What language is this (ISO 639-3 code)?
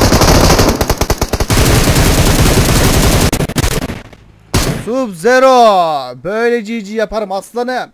tur